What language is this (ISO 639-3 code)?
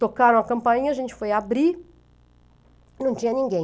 por